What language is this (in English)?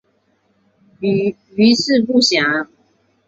Chinese